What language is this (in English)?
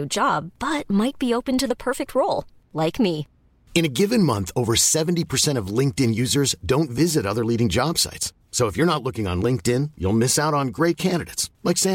Filipino